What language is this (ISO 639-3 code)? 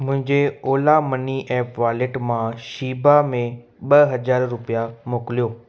snd